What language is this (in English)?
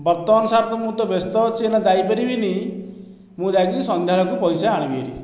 Odia